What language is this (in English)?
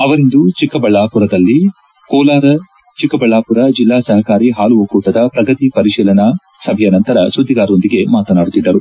Kannada